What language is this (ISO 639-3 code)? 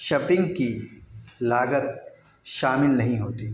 urd